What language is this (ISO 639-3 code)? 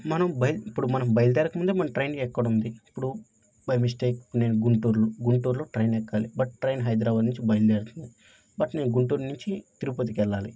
tel